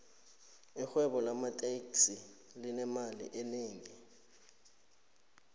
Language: South Ndebele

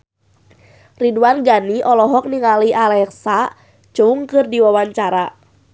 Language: Sundanese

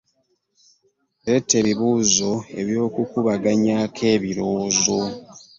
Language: Ganda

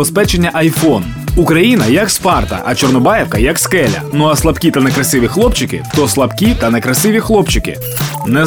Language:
Ukrainian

